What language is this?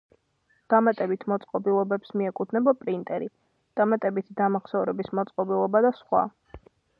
Georgian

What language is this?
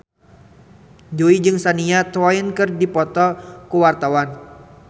Sundanese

